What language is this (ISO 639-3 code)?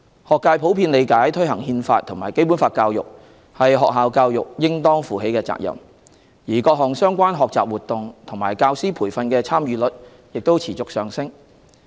yue